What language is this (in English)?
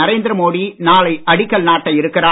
Tamil